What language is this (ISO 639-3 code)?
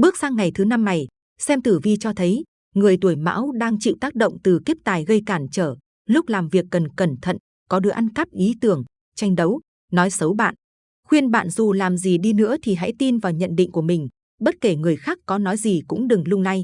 vie